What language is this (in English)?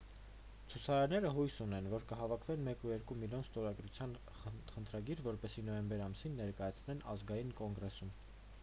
Armenian